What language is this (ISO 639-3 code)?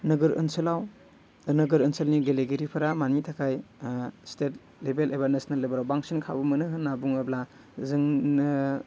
brx